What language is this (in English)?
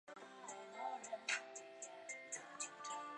Chinese